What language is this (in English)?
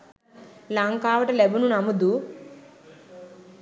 Sinhala